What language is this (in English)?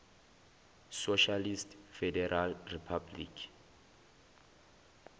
Zulu